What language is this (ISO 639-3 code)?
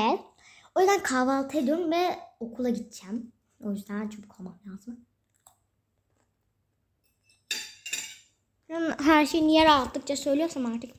tur